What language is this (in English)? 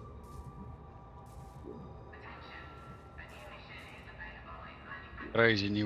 Dutch